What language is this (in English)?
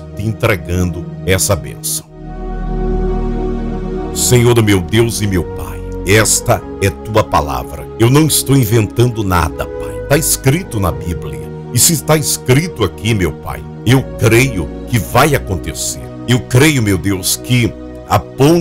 Portuguese